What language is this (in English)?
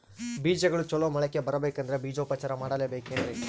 Kannada